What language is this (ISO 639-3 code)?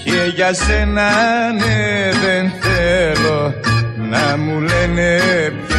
ell